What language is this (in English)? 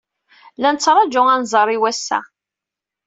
Kabyle